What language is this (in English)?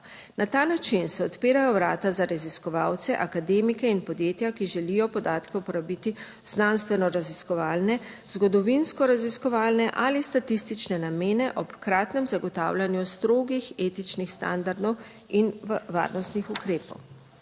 Slovenian